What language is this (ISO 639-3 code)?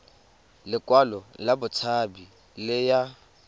tsn